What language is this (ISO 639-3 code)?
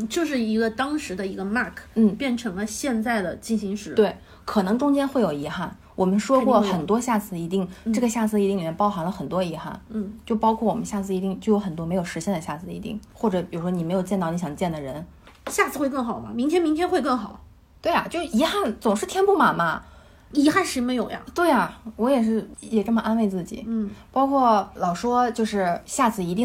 zho